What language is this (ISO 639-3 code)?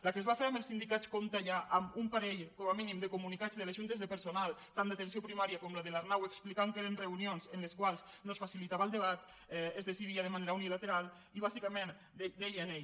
cat